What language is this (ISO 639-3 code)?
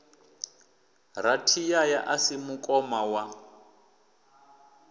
ven